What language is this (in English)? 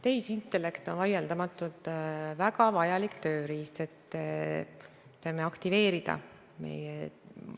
Estonian